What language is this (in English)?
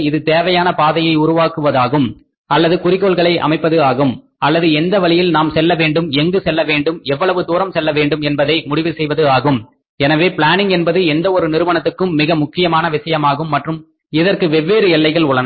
Tamil